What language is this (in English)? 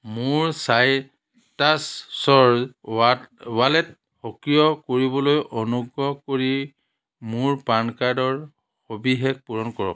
Assamese